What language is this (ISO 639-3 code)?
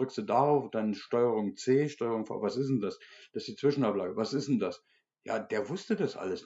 deu